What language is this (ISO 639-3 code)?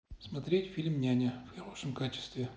rus